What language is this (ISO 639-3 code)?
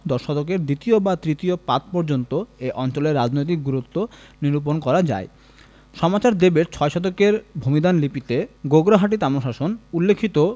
ben